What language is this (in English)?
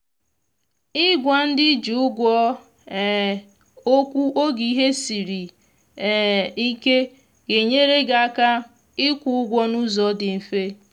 Igbo